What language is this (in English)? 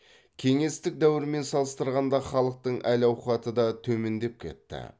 Kazakh